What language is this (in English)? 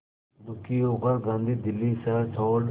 Hindi